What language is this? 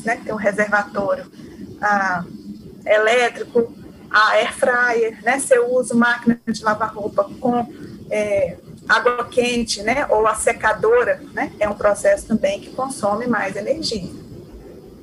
Portuguese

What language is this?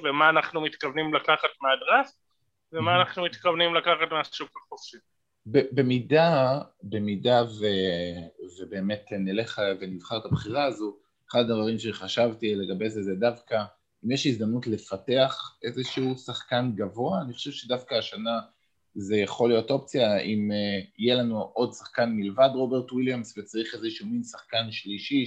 Hebrew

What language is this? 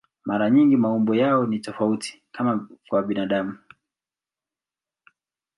Swahili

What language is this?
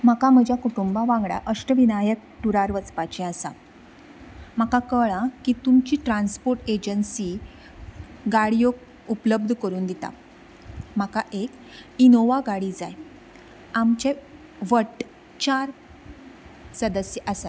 Konkani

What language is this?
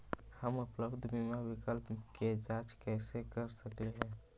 Magahi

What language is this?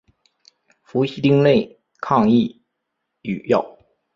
Chinese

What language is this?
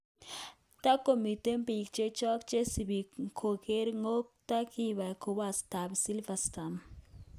Kalenjin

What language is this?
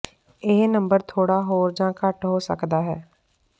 Punjabi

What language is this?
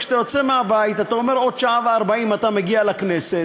Hebrew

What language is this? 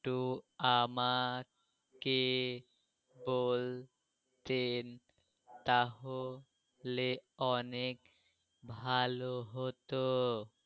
Bangla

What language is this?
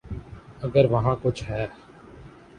Urdu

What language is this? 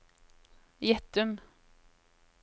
Norwegian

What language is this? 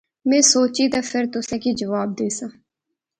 Pahari-Potwari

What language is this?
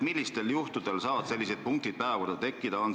Estonian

